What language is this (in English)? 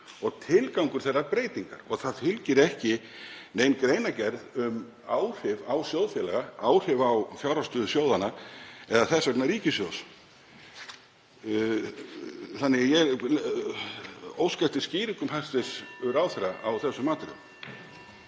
Icelandic